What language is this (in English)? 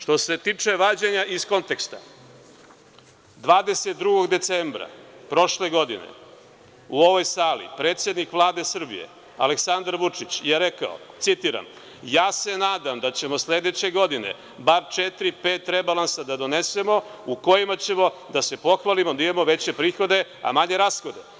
Serbian